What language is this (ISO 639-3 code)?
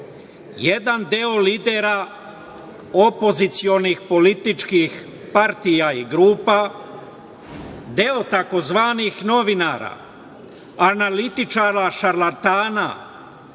srp